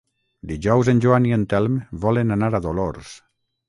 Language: Catalan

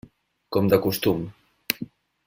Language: Catalan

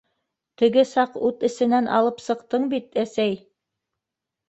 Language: Bashkir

